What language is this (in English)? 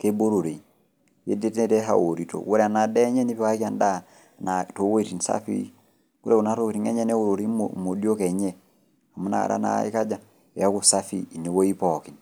Masai